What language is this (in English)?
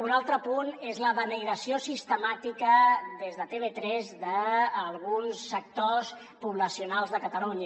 Catalan